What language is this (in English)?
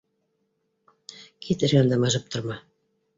Bashkir